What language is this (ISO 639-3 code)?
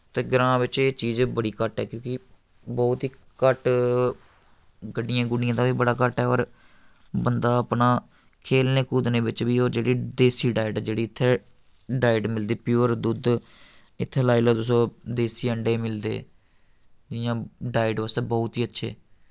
doi